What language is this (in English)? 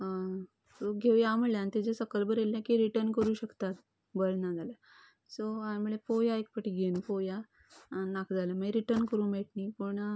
Konkani